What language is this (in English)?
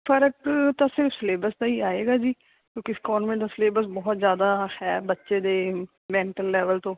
Punjabi